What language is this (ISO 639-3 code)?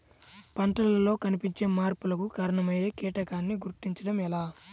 tel